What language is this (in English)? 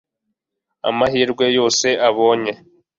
Kinyarwanda